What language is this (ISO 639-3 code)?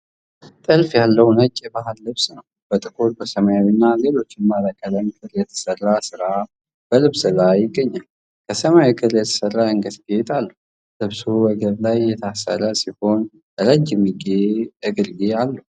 amh